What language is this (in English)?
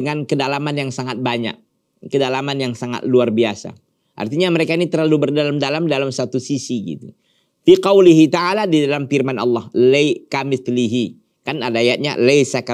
Indonesian